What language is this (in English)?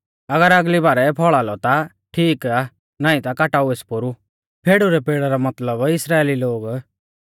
Mahasu Pahari